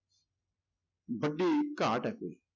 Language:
Punjabi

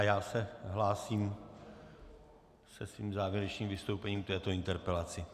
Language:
Czech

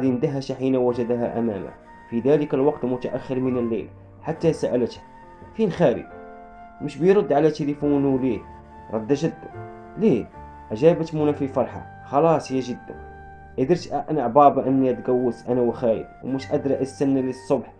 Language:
Arabic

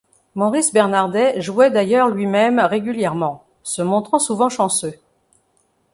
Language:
French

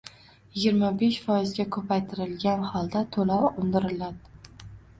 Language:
Uzbek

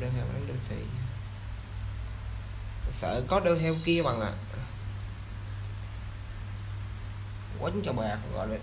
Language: Vietnamese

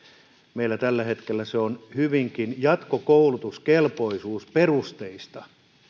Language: Finnish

